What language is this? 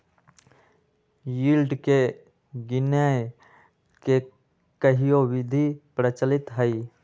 Magahi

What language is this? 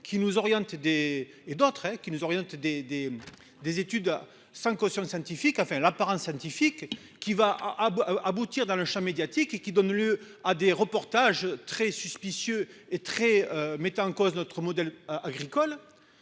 French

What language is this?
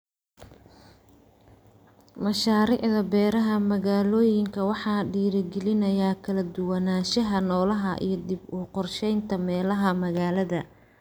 Somali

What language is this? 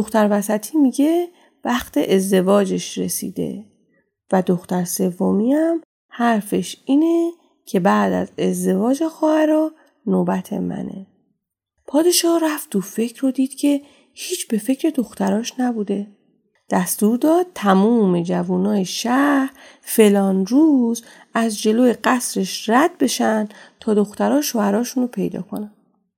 Persian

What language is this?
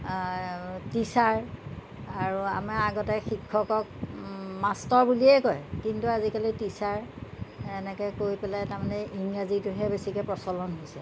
Assamese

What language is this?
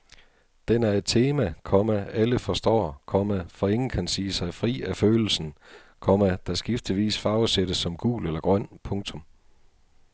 Danish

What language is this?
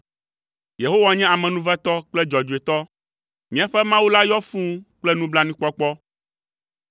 Ewe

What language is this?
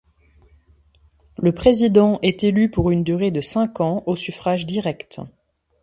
French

